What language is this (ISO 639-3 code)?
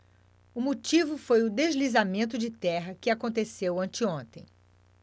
por